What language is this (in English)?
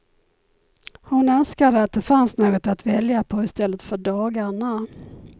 Swedish